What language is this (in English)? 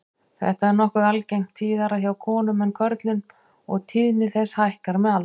Icelandic